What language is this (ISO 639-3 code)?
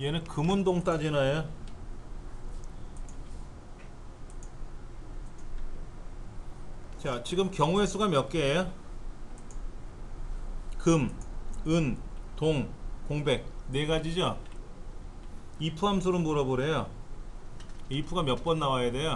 kor